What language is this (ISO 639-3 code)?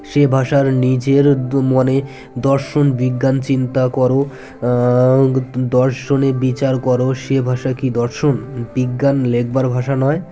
ben